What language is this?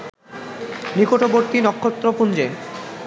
Bangla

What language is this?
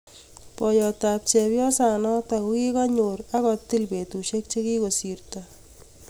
Kalenjin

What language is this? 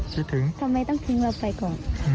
Thai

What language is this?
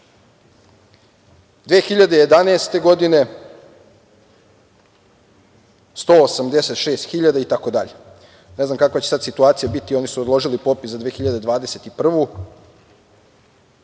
Serbian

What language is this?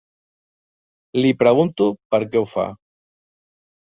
Catalan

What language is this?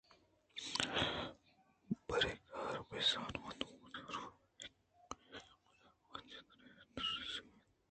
Eastern Balochi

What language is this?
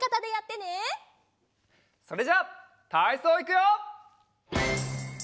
Japanese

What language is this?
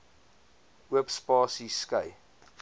Afrikaans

